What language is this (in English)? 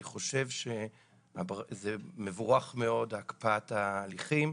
Hebrew